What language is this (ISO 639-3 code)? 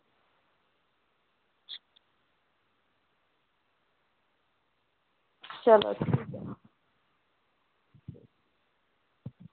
doi